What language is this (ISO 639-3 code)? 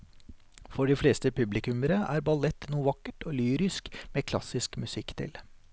nor